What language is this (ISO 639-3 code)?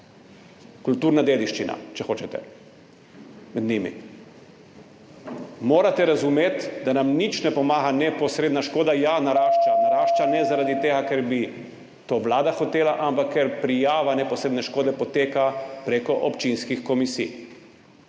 slv